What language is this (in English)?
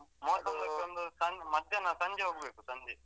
Kannada